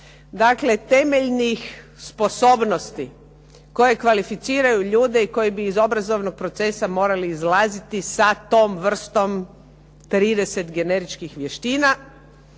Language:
Croatian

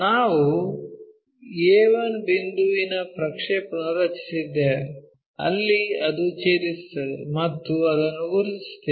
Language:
Kannada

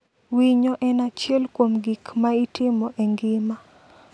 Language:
Luo (Kenya and Tanzania)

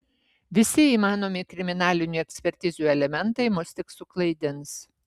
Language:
Lithuanian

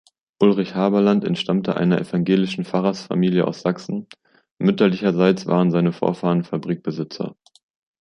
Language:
German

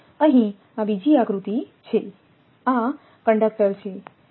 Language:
Gujarati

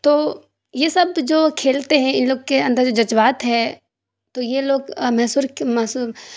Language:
Urdu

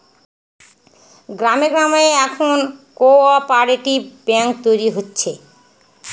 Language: Bangla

